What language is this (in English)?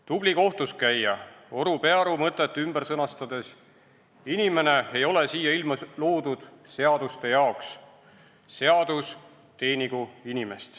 Estonian